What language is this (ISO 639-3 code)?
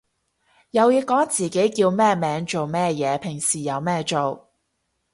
yue